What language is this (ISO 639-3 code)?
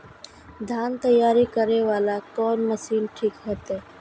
mai